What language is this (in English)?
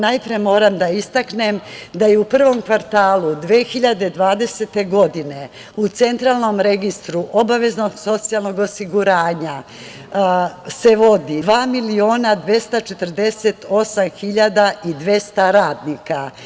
Serbian